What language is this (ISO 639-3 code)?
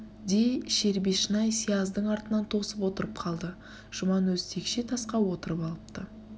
kaz